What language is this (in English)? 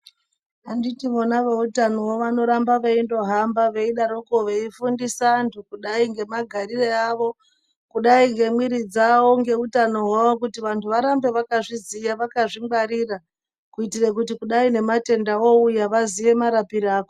Ndau